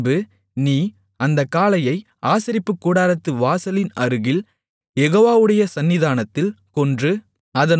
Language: Tamil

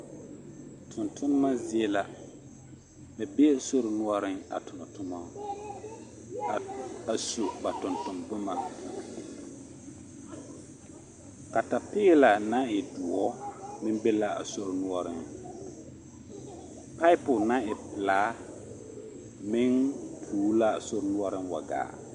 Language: Southern Dagaare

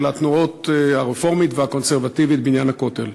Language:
Hebrew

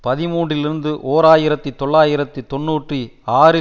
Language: Tamil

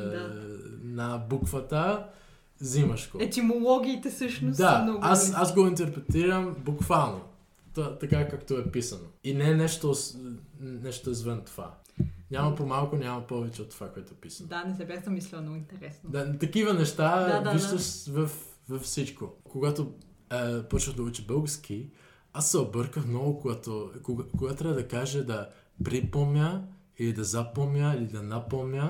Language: Bulgarian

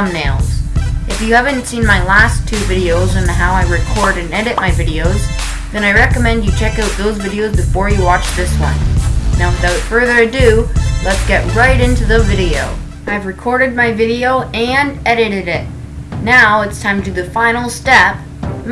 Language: English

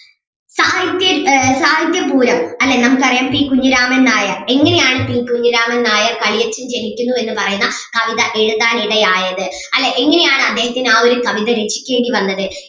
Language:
Malayalam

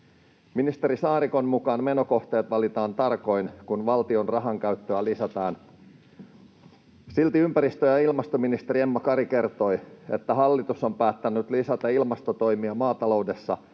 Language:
Finnish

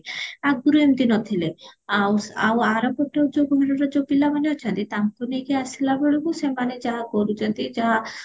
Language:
Odia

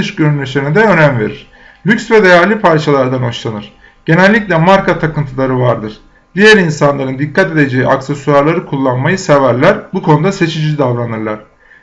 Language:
Turkish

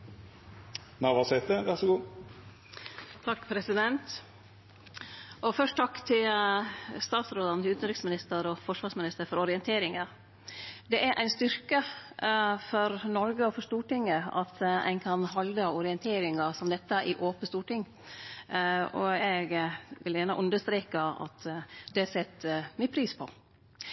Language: Norwegian Nynorsk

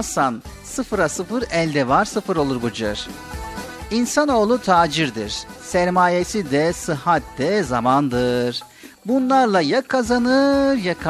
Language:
Turkish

